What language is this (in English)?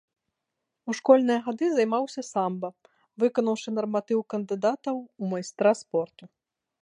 Belarusian